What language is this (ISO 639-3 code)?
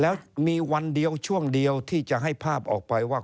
tha